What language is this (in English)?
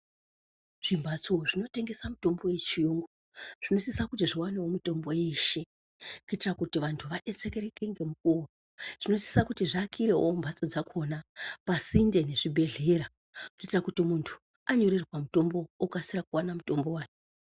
Ndau